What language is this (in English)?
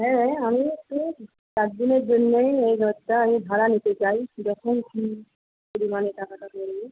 Bangla